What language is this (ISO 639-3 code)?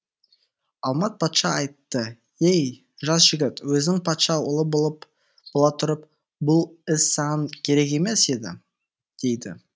kaz